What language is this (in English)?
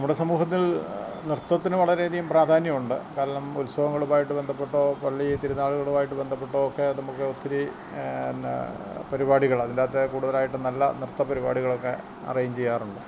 Malayalam